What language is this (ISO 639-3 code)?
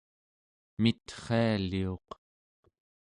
esu